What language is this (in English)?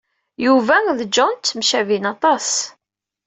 Kabyle